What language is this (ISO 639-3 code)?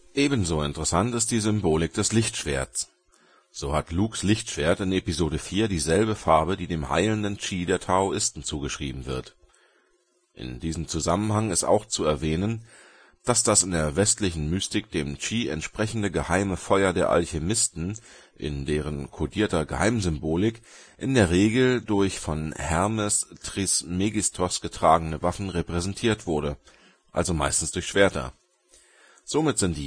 deu